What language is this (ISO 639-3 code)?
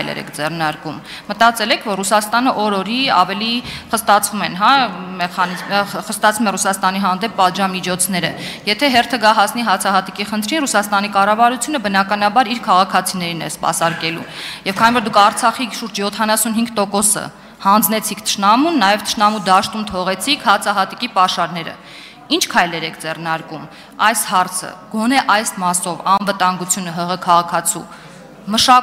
ron